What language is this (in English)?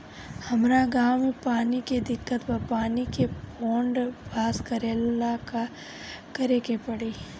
Bhojpuri